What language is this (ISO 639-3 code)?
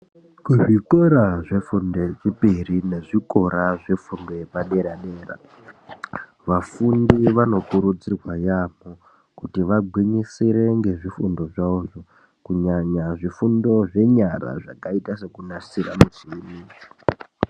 ndc